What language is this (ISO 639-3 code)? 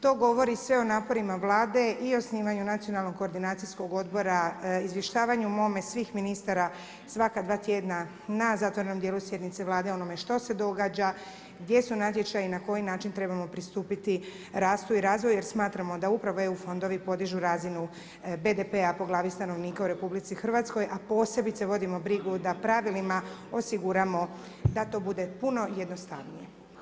hrv